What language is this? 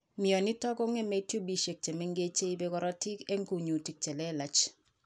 Kalenjin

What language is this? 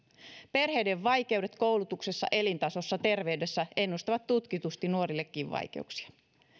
Finnish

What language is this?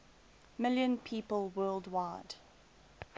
English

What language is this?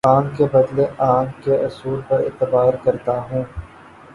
Urdu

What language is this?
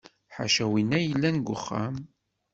Kabyle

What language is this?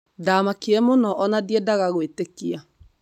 Kikuyu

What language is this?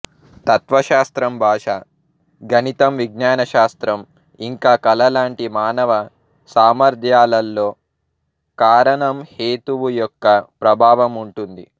Telugu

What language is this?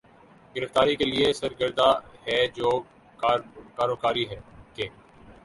Urdu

